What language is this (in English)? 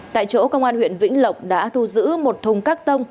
Vietnamese